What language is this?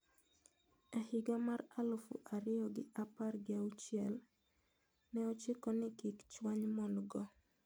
Luo (Kenya and Tanzania)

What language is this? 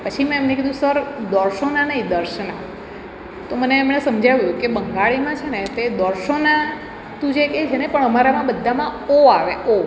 Gujarati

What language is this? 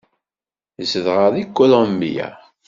Kabyle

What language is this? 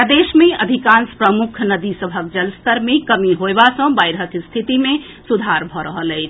Maithili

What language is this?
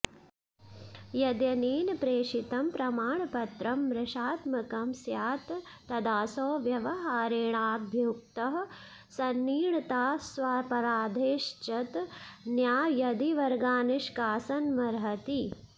Sanskrit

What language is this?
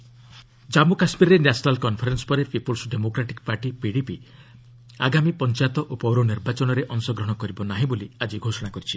Odia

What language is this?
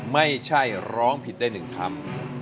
Thai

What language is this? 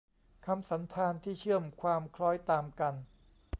Thai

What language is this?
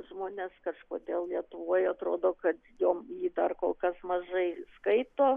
Lithuanian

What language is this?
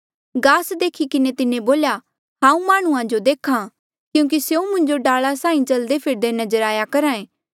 Mandeali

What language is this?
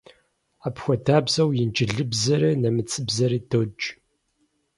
Kabardian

